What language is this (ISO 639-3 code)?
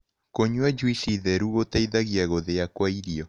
kik